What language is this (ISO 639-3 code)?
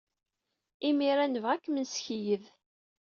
kab